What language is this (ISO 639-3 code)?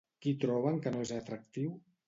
cat